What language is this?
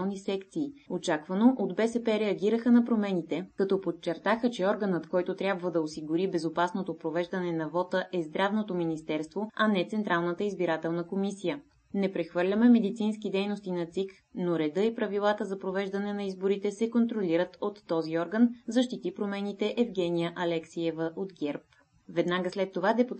Bulgarian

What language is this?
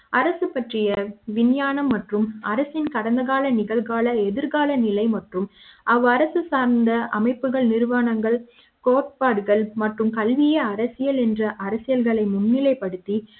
Tamil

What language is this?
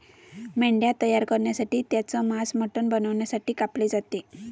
Marathi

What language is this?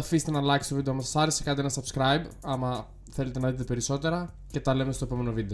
Greek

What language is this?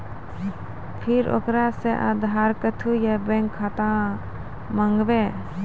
Maithili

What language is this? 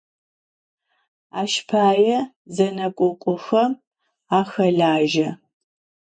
Adyghe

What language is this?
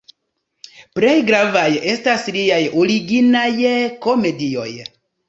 Esperanto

